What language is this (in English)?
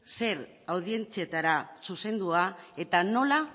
Basque